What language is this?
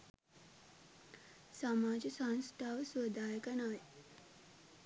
Sinhala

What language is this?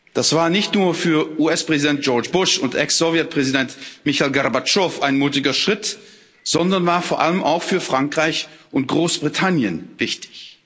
German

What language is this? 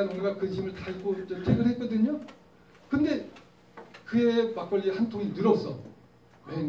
Korean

